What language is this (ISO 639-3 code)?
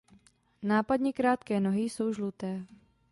ces